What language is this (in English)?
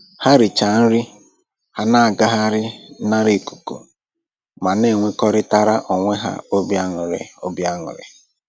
Igbo